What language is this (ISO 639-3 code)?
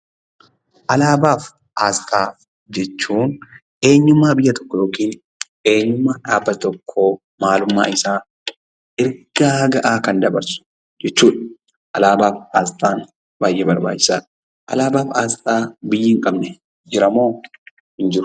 orm